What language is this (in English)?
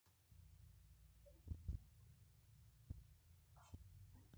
Masai